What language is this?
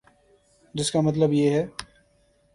Urdu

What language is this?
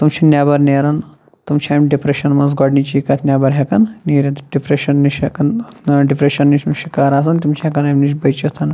Kashmiri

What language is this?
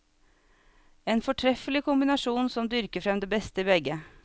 Norwegian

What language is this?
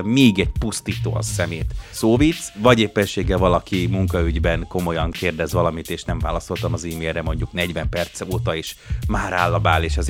Hungarian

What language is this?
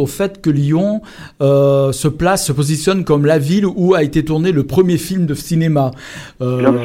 French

